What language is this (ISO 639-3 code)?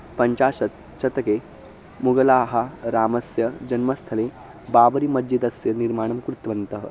san